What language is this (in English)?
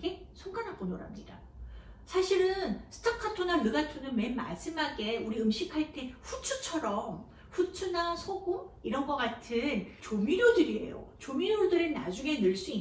Korean